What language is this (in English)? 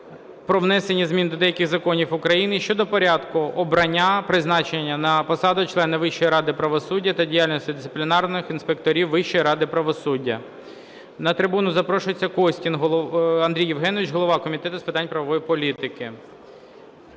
Ukrainian